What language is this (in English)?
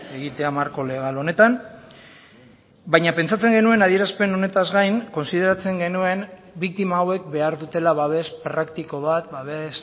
Basque